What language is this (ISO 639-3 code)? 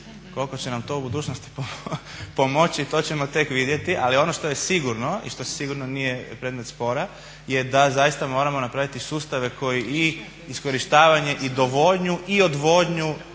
hrv